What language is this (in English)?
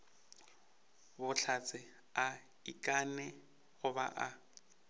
Northern Sotho